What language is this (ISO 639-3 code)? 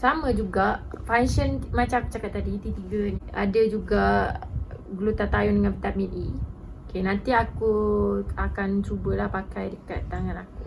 msa